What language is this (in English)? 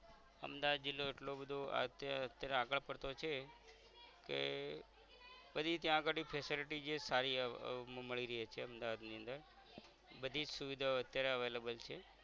Gujarati